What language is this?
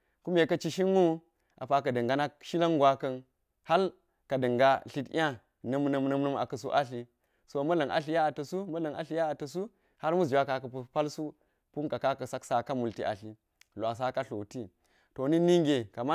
Geji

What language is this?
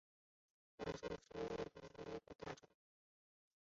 Chinese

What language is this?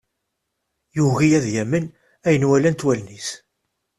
Kabyle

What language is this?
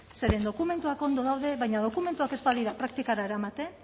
Basque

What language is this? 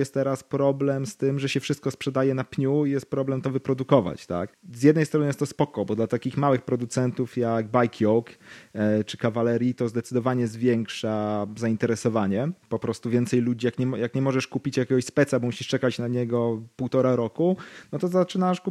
Polish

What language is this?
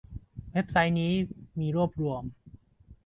Thai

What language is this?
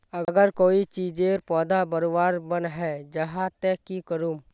Magahi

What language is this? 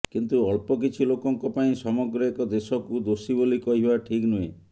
Odia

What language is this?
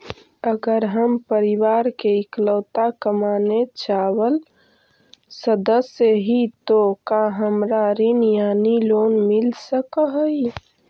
Magahi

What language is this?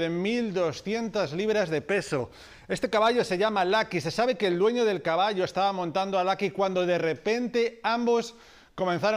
Spanish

